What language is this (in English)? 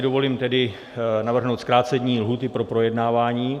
Czech